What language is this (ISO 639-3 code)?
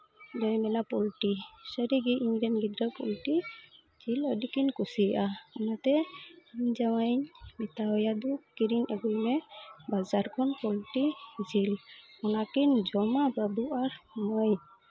sat